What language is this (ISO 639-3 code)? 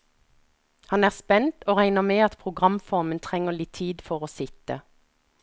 nor